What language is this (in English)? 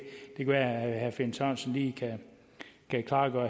Danish